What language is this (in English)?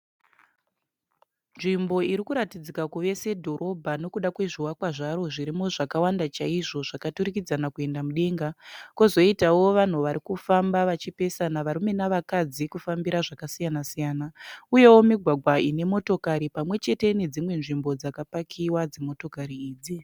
Shona